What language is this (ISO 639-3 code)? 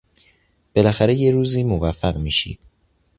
fas